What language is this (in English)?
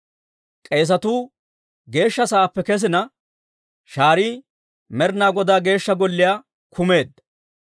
Dawro